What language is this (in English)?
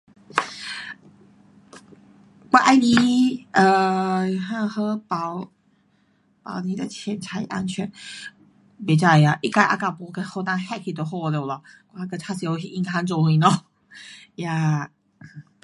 Pu-Xian Chinese